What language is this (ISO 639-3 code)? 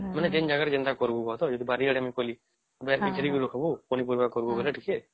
ori